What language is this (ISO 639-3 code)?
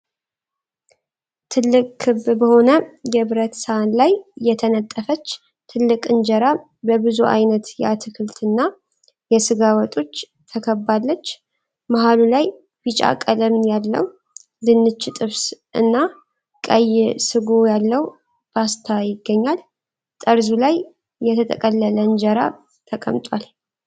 amh